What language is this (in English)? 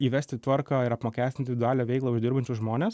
Lithuanian